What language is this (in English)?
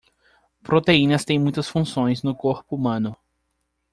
Portuguese